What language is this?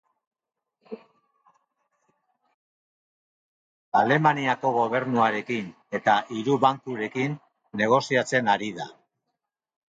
Basque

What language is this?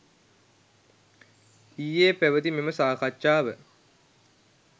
Sinhala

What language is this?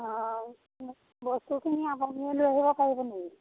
Assamese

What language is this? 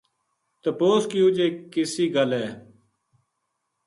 Gujari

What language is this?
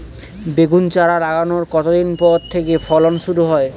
Bangla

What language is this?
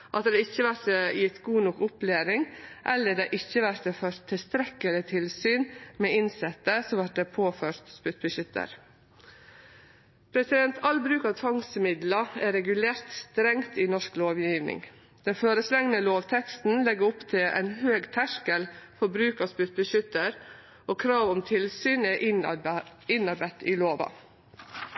Norwegian Nynorsk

